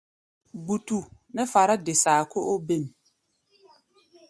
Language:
Gbaya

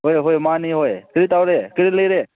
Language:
Manipuri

